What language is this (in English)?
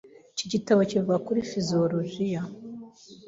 Kinyarwanda